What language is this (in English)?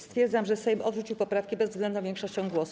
Polish